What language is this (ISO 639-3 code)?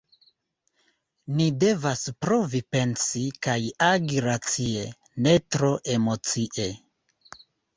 epo